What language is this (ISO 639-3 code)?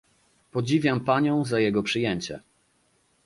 pol